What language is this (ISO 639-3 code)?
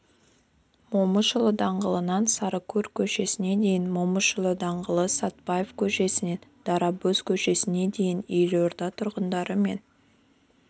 kaz